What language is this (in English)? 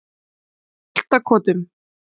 Icelandic